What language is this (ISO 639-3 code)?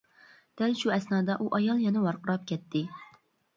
uig